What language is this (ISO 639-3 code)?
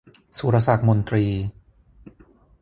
tha